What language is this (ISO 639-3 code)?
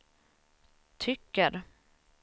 swe